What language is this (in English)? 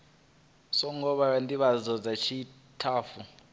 Venda